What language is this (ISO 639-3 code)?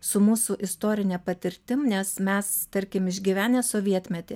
lit